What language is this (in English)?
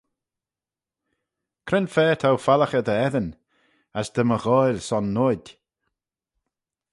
Manx